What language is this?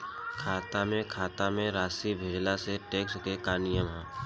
Bhojpuri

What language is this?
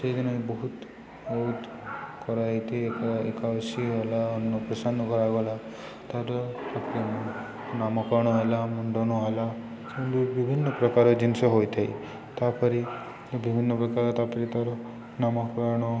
Odia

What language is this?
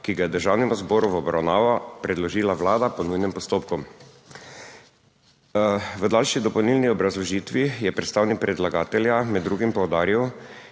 Slovenian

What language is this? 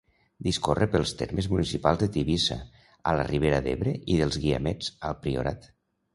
Catalan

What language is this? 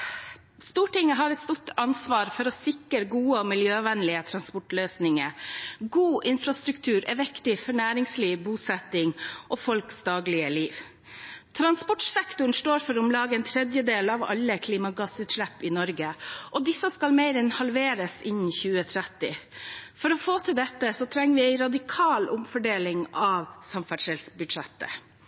Norwegian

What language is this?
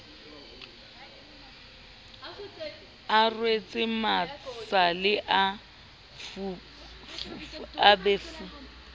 Southern Sotho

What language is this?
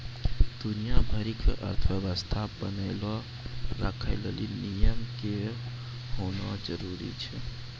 Maithili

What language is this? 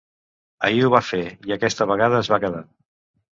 Catalan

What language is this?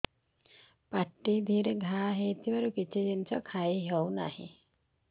Odia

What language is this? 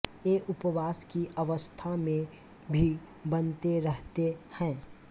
Hindi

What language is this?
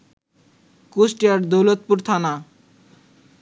Bangla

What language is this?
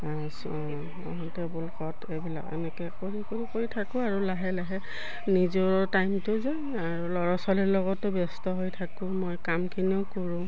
Assamese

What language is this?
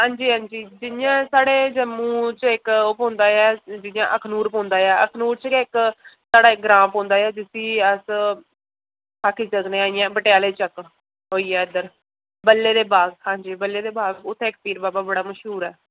Dogri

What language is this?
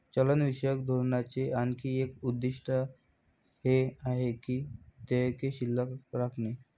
Marathi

